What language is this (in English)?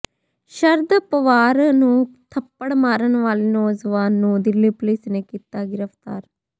Punjabi